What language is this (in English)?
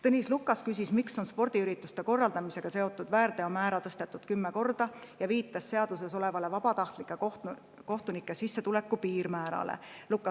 Estonian